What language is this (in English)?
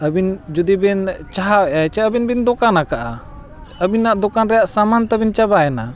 Santali